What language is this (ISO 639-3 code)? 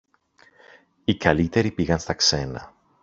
ell